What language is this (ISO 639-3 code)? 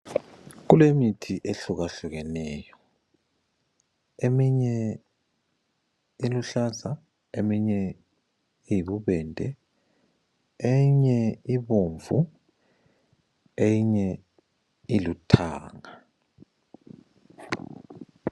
nde